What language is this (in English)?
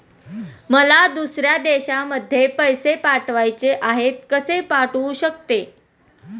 Marathi